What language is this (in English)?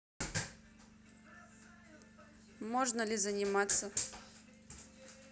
Russian